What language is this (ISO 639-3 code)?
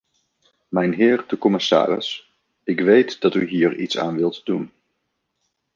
nld